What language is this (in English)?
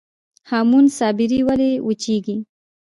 Pashto